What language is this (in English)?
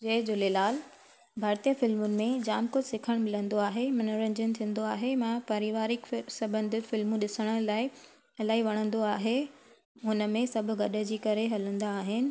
Sindhi